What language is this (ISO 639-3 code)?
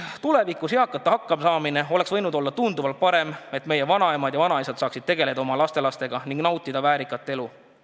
est